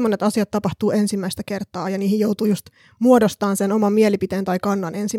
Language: Finnish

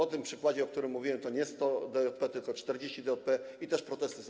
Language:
Polish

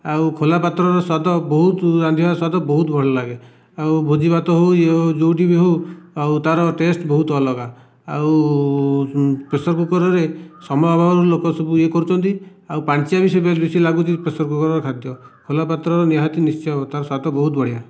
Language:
Odia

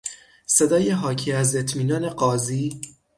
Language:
Persian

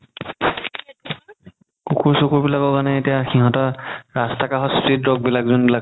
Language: Assamese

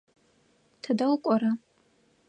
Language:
Adyghe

